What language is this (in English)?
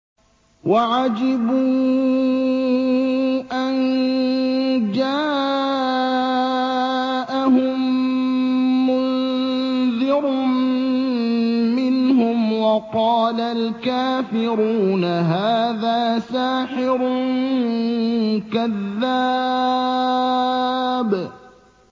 Arabic